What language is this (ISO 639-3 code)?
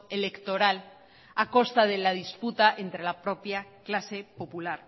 spa